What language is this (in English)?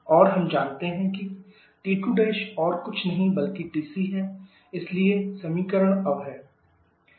Hindi